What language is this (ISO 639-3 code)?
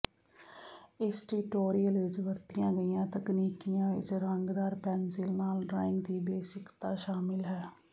pan